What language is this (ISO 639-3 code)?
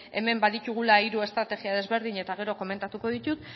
eus